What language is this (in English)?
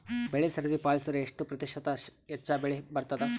Kannada